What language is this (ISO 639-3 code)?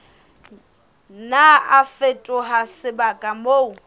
sot